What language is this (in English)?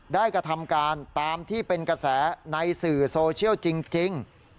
Thai